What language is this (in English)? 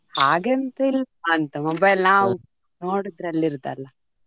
Kannada